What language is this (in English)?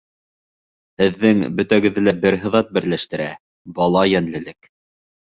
Bashkir